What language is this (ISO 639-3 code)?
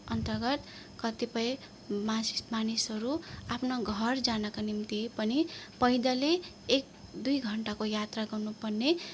nep